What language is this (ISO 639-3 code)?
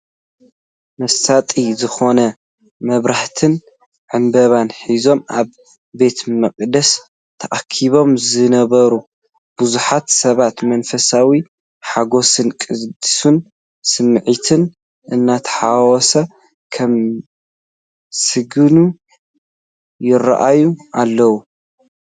tir